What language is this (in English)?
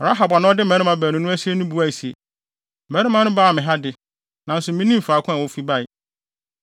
Akan